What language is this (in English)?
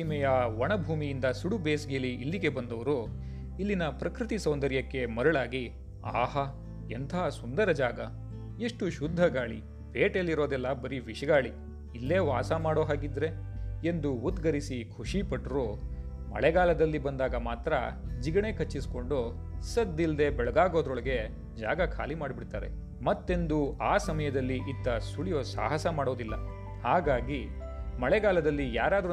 Kannada